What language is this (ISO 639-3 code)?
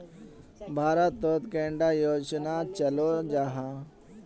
mag